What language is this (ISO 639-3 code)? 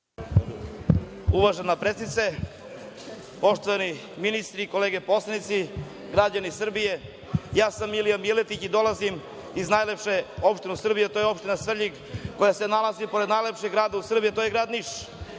srp